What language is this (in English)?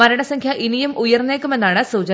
Malayalam